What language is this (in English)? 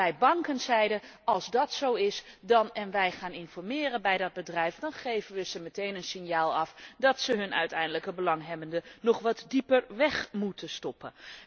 Dutch